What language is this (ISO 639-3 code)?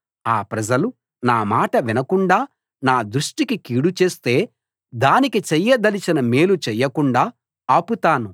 tel